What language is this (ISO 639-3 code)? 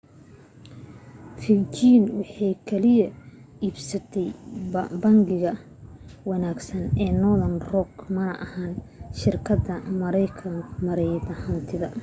som